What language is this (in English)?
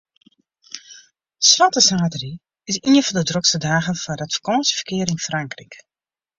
Western Frisian